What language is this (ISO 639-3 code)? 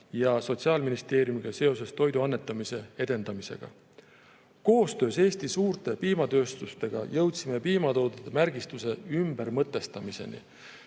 est